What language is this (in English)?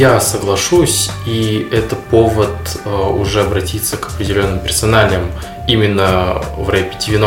Russian